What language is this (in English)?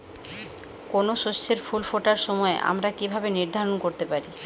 Bangla